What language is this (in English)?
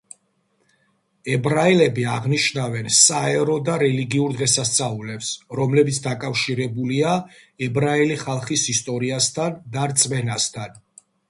Georgian